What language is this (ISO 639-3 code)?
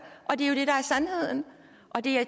dan